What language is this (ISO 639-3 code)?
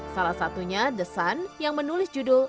ind